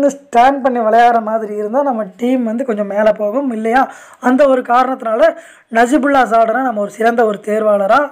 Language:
Tamil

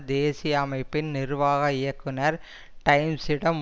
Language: Tamil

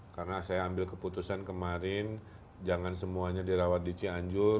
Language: Indonesian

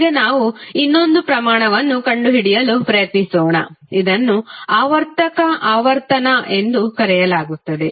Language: Kannada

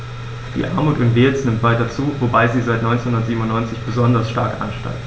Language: German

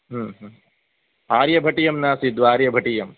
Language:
Sanskrit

